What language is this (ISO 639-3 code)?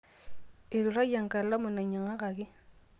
mas